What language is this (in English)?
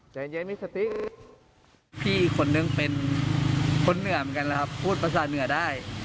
Thai